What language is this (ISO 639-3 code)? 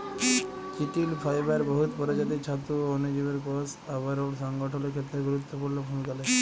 ben